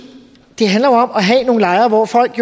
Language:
Danish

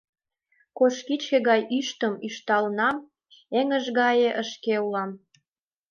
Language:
Mari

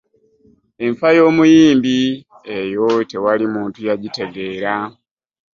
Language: Ganda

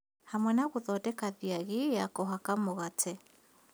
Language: Kikuyu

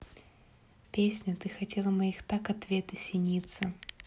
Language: Russian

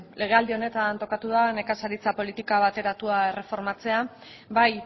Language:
Basque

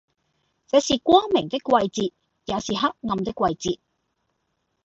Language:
Cantonese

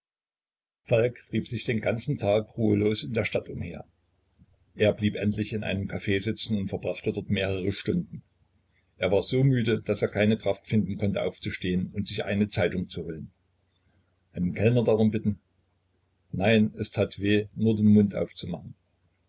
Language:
German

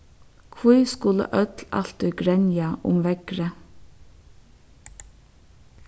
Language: Faroese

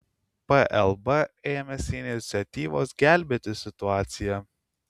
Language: Lithuanian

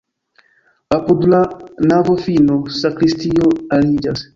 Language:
Esperanto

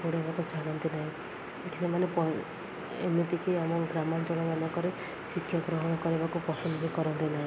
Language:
Odia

